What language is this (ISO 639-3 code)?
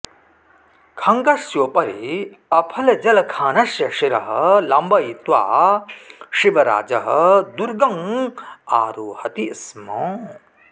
san